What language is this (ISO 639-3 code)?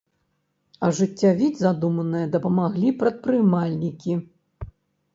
bel